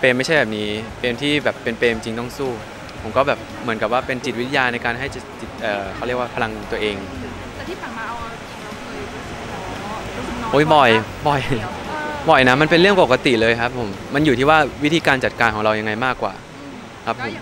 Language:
Thai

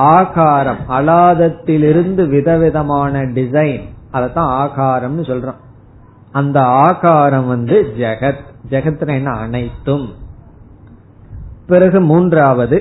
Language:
Tamil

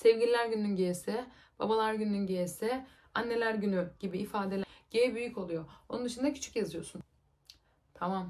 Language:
Turkish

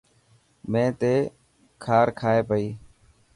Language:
Dhatki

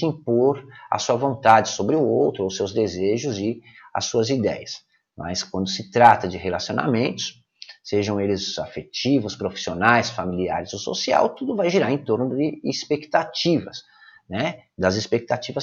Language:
Portuguese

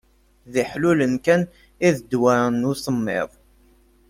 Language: Kabyle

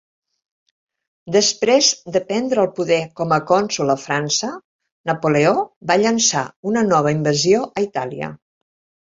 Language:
Catalan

